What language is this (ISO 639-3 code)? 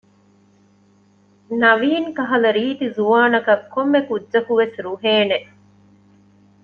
div